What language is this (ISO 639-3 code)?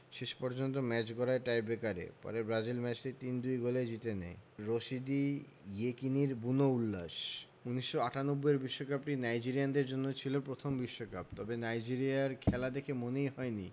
ben